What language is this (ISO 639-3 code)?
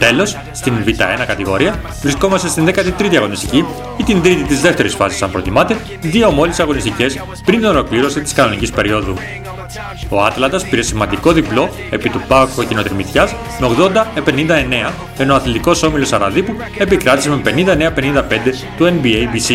ell